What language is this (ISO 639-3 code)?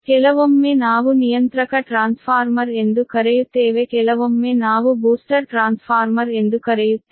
kan